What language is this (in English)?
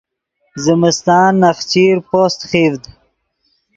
Yidgha